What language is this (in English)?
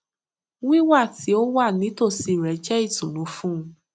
Yoruba